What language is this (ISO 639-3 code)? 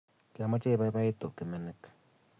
kln